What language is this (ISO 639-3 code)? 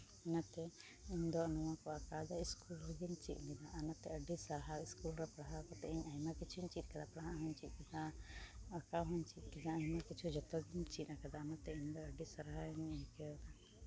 sat